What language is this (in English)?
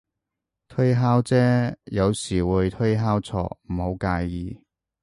Cantonese